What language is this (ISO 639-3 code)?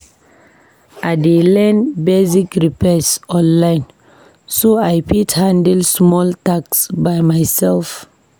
pcm